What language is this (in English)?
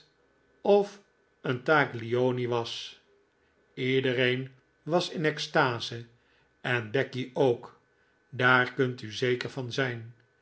Dutch